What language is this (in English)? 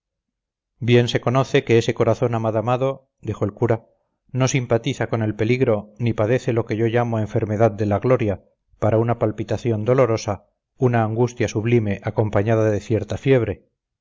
Spanish